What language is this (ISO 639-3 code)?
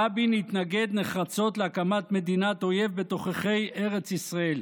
heb